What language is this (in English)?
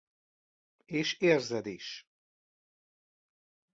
Hungarian